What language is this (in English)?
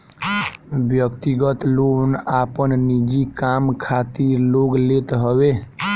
Bhojpuri